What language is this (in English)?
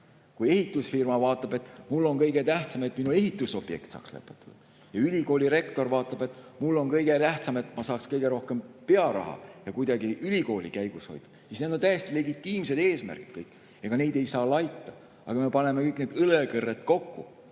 Estonian